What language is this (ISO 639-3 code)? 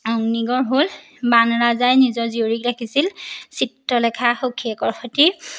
asm